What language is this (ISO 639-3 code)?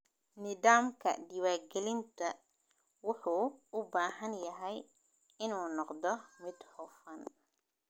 som